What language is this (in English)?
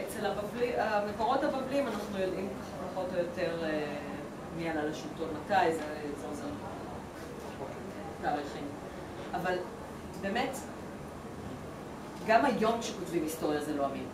Hebrew